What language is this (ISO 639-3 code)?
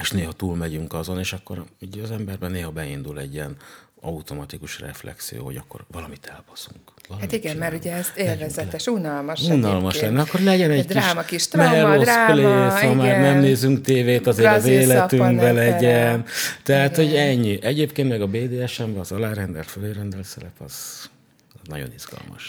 hun